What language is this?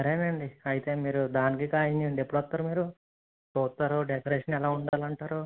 Telugu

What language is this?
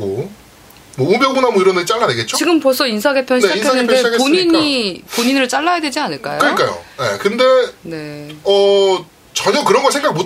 Korean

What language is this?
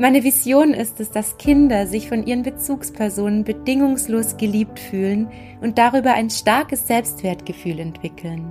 German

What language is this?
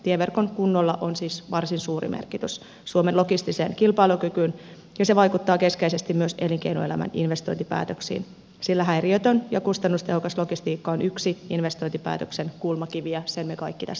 Finnish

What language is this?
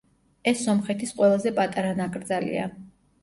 Georgian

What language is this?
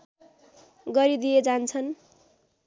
Nepali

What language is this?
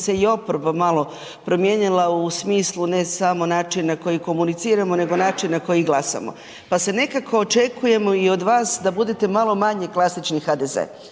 Croatian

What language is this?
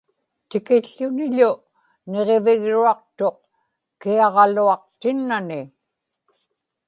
Inupiaq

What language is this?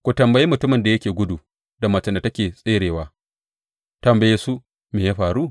Hausa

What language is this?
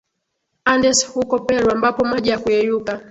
Swahili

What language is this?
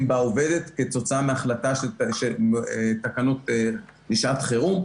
Hebrew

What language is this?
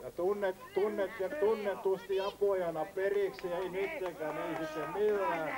Finnish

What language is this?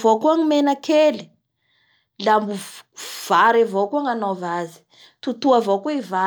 Bara Malagasy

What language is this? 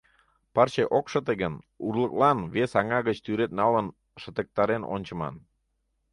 Mari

